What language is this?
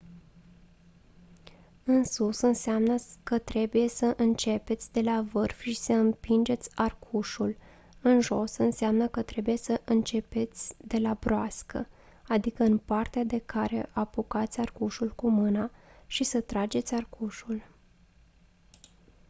Romanian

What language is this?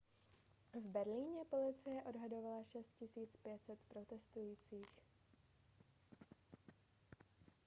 Czech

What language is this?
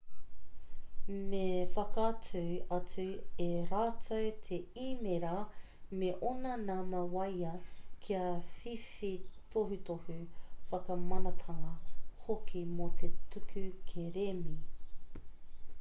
Māori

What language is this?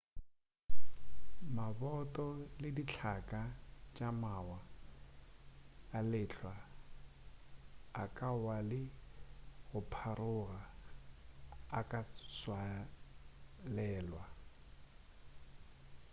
Northern Sotho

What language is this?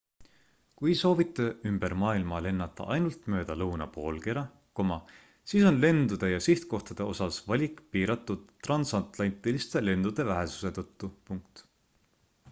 Estonian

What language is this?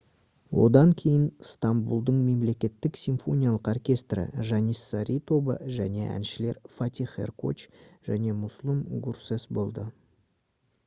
Kazakh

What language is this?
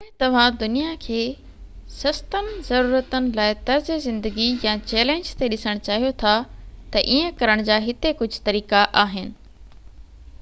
Sindhi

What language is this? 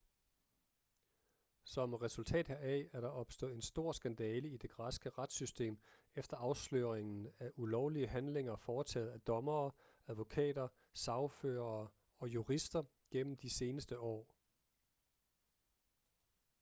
Danish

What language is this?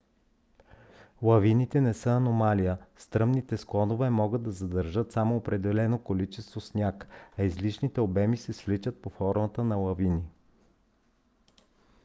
Bulgarian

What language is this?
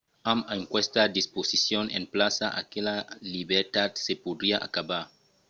Occitan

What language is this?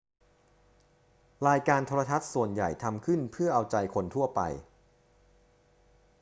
Thai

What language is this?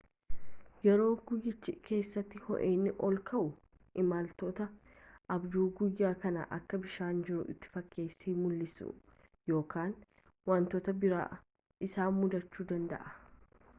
Oromo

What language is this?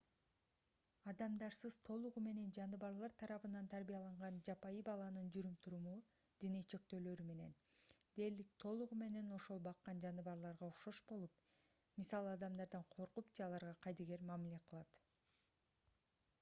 Kyrgyz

